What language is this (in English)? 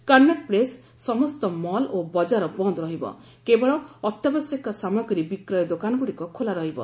Odia